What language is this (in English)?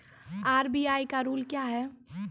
Maithili